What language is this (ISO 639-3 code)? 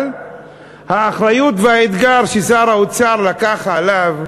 heb